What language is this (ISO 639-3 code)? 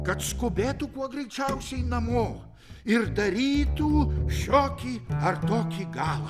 lit